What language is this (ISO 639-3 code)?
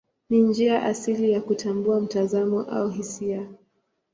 swa